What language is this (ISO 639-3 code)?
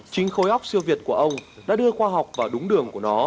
vie